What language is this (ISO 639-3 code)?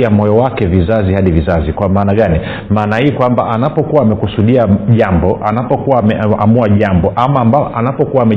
swa